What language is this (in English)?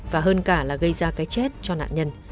Vietnamese